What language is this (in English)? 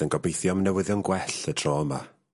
Welsh